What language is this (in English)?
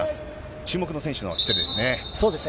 Japanese